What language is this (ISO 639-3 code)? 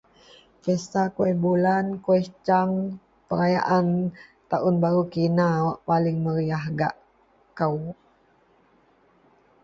mel